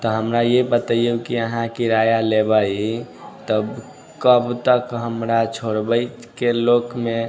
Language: Maithili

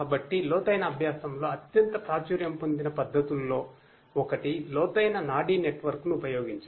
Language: Telugu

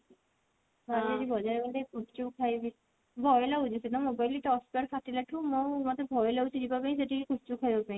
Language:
Odia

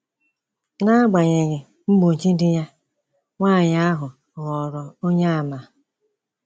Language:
Igbo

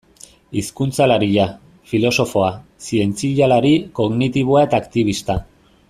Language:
Basque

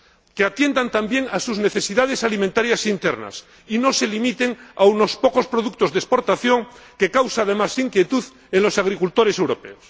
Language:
Spanish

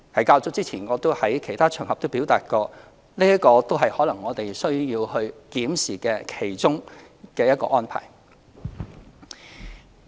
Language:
Cantonese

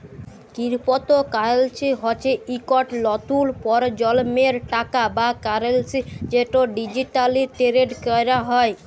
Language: Bangla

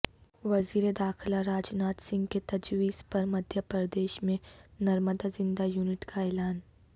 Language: Urdu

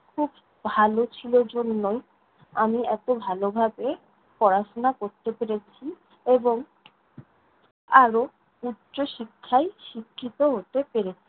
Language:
Bangla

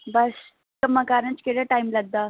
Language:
Punjabi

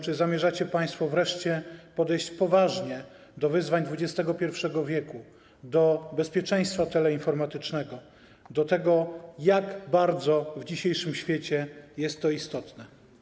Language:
Polish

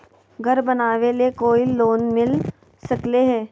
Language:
Magahi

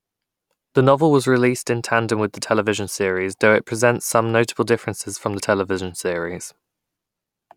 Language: English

